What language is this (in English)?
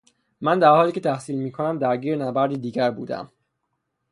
Persian